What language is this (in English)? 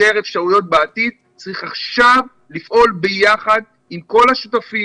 Hebrew